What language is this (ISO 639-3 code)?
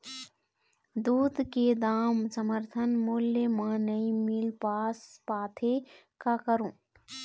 hne